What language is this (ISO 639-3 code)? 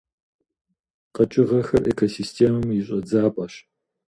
kbd